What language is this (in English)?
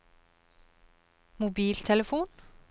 Norwegian